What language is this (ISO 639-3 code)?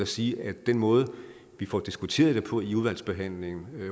dan